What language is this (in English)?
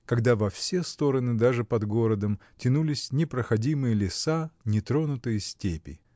Russian